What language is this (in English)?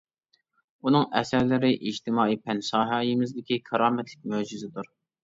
Uyghur